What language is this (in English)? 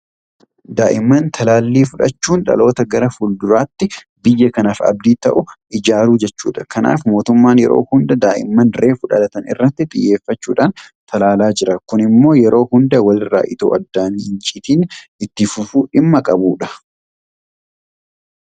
Oromo